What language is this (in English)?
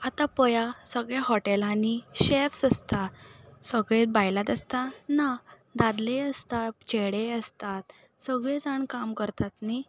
Konkani